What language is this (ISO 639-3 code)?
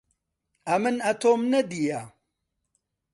ckb